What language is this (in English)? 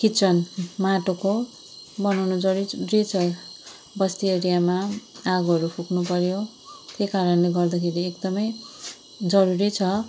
Nepali